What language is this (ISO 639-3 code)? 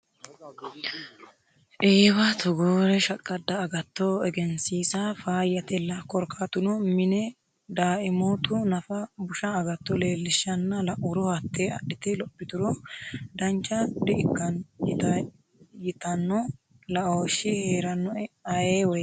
sid